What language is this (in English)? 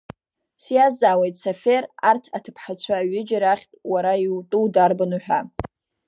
Abkhazian